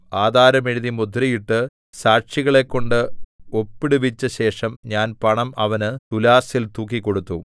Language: Malayalam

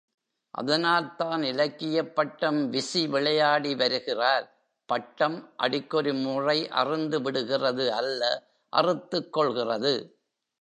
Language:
Tamil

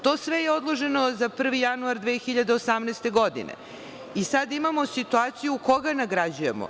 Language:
Serbian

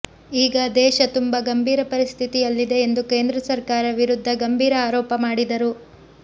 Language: Kannada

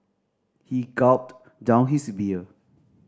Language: English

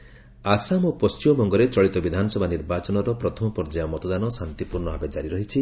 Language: Odia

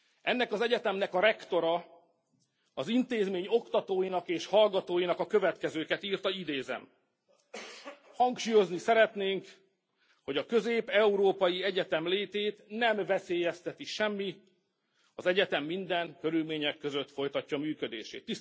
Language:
Hungarian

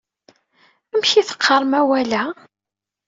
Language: Kabyle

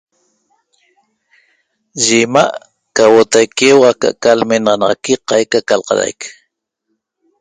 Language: Toba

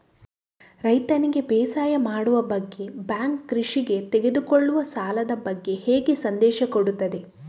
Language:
Kannada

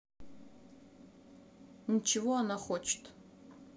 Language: Russian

